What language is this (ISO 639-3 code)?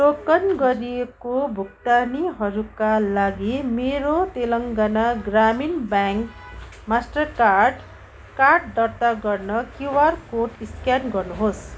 nep